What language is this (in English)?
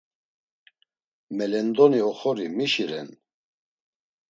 Laz